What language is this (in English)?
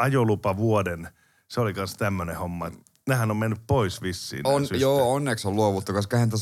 Finnish